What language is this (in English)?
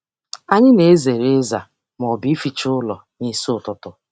Igbo